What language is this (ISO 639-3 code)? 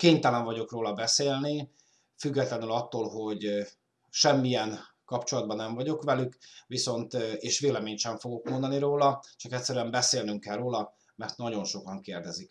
hun